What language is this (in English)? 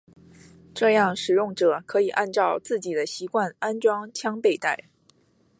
Chinese